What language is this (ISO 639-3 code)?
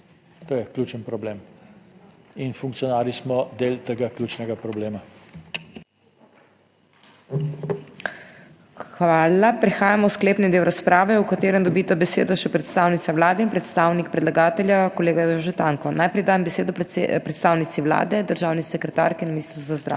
slv